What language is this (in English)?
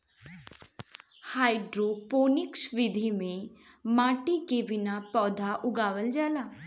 Bhojpuri